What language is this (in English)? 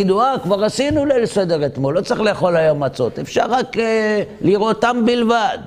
Hebrew